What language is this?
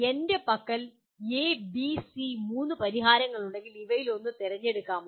Malayalam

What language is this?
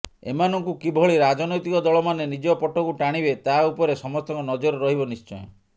Odia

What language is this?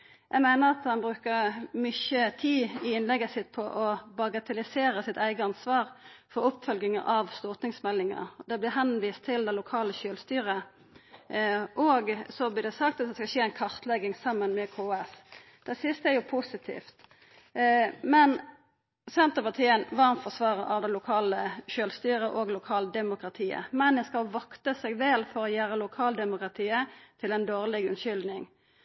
Norwegian Nynorsk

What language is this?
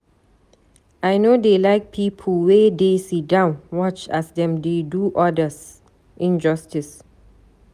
Nigerian Pidgin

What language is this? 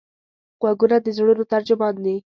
Pashto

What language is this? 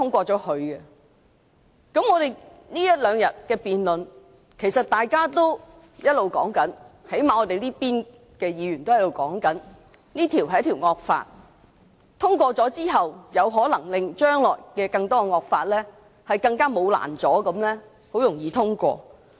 Cantonese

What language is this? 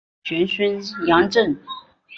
Chinese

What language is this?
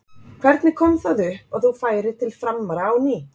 Icelandic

